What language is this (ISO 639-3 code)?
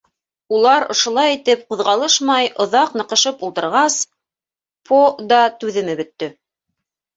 bak